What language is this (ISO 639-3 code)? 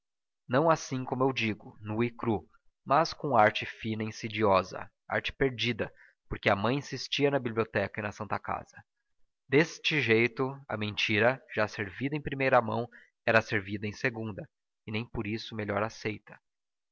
por